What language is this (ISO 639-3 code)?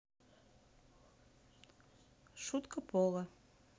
rus